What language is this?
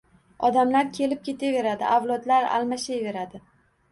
Uzbek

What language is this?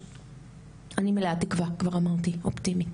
Hebrew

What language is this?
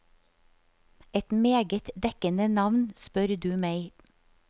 Norwegian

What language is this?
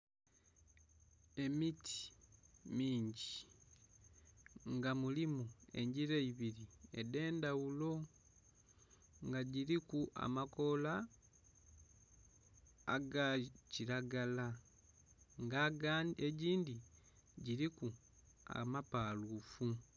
Soga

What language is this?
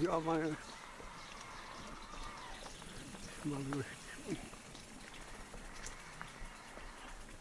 German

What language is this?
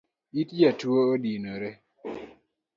Luo (Kenya and Tanzania)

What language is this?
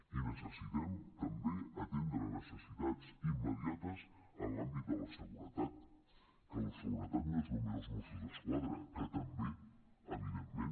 Catalan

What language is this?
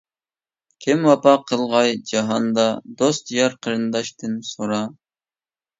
Uyghur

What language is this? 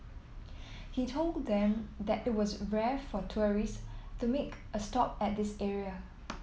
English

